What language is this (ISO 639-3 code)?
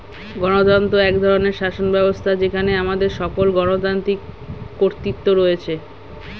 ben